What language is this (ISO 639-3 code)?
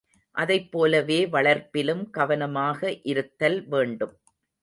tam